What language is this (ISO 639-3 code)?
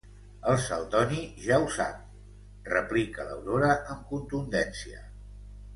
cat